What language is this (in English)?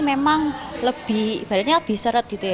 Indonesian